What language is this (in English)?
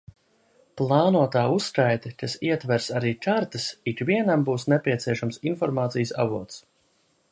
Latvian